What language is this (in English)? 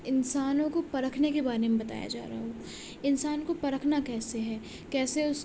Urdu